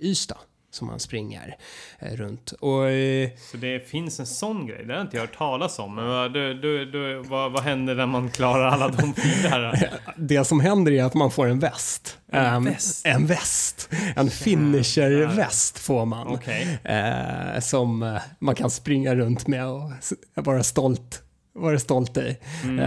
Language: Swedish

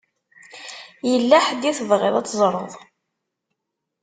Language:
Kabyle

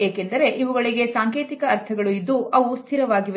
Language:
Kannada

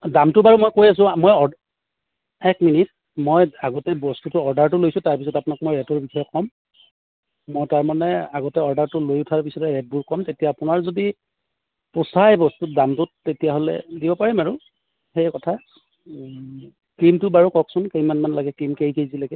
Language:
Assamese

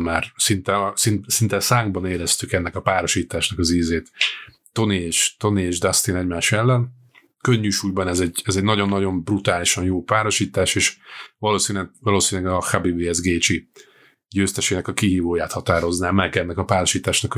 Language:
Hungarian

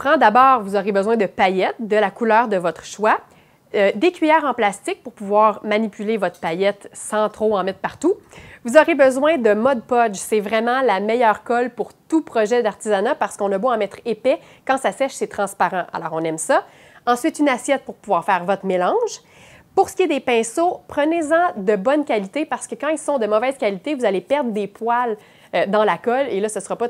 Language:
French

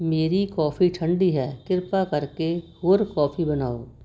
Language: Punjabi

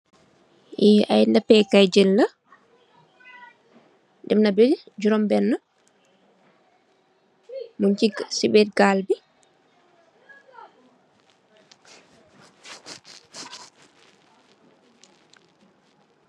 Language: Wolof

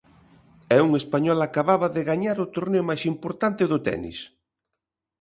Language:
Galician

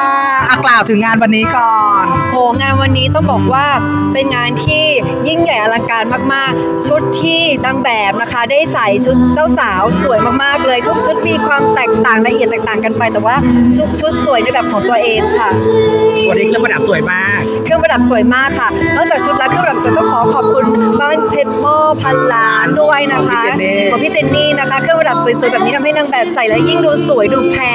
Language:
Thai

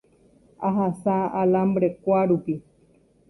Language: Guarani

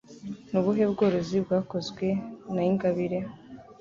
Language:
Kinyarwanda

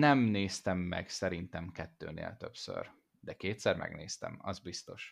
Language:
Hungarian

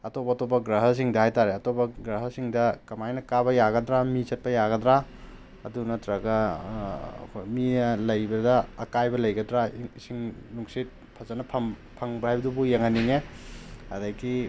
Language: Manipuri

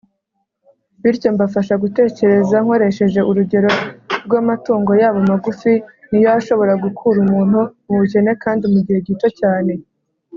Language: Kinyarwanda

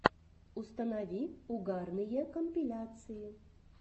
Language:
Russian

